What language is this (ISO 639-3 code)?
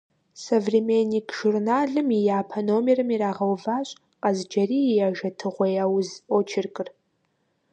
kbd